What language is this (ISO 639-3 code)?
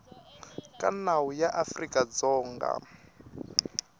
tso